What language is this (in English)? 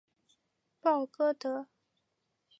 Chinese